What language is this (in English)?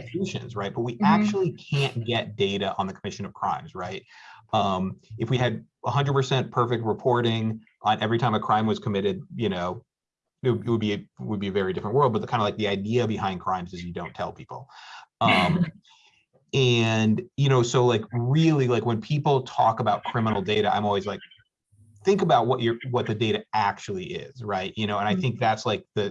English